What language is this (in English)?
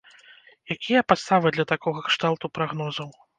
Belarusian